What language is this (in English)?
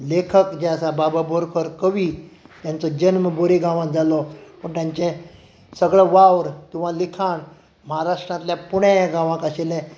Konkani